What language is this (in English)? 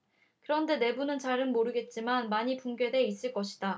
Korean